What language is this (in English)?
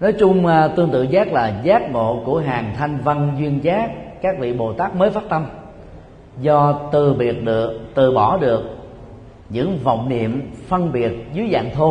Vietnamese